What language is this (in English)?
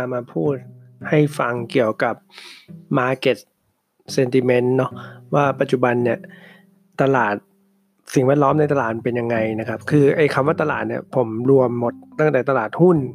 Thai